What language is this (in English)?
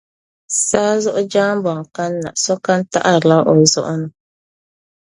Dagbani